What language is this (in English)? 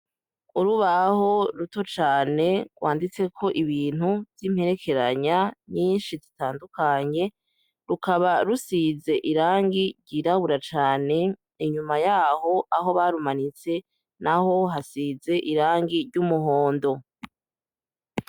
Rundi